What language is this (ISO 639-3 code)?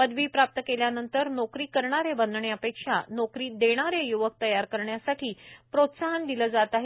mar